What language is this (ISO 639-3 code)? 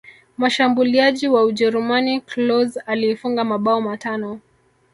swa